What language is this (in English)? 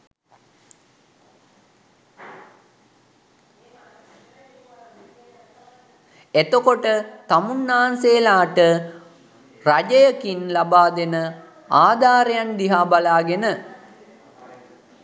Sinhala